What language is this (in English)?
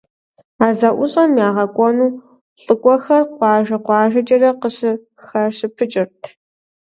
Kabardian